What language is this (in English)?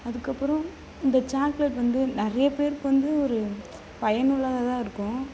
Tamil